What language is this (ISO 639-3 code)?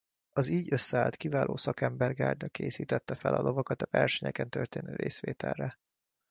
hun